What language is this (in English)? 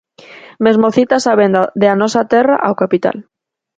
Galician